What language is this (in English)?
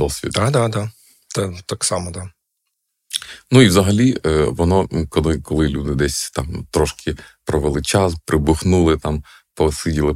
Ukrainian